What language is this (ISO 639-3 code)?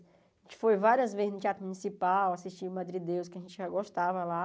por